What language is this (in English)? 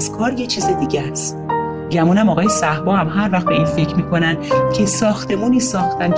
Persian